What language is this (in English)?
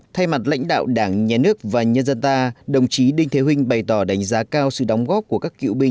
Vietnamese